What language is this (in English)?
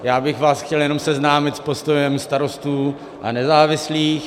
Czech